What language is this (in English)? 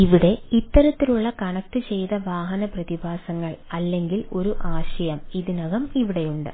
Malayalam